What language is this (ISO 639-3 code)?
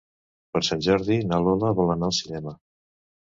cat